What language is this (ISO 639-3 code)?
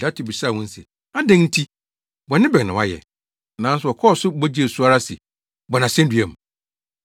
aka